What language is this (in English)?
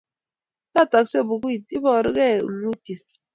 Kalenjin